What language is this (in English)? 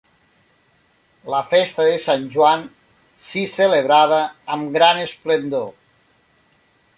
Catalan